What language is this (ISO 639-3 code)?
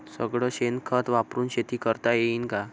mar